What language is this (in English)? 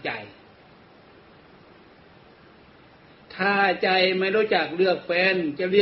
Thai